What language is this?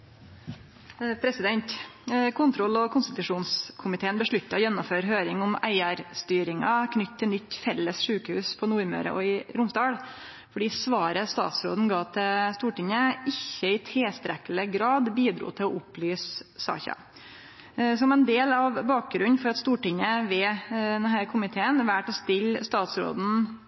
Norwegian Nynorsk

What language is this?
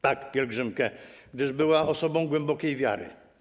Polish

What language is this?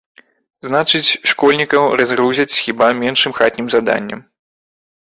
Belarusian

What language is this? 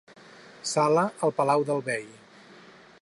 Catalan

